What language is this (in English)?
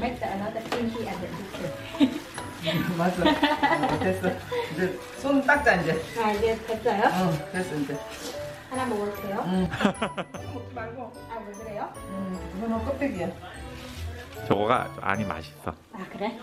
Korean